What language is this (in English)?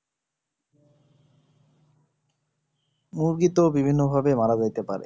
Bangla